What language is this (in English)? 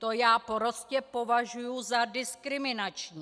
Czech